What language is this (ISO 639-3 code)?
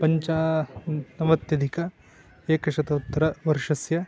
san